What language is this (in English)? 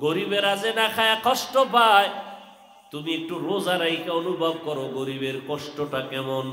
Arabic